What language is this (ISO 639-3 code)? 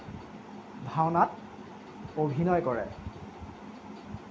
asm